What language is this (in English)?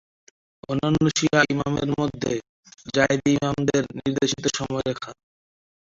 Bangla